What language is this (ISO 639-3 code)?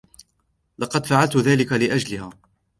ara